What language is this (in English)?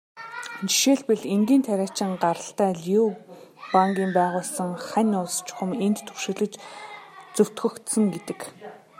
Mongolian